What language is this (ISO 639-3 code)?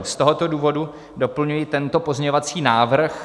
ces